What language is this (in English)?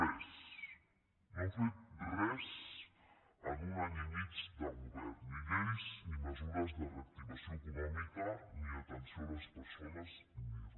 Catalan